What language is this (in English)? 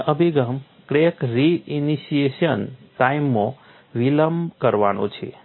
Gujarati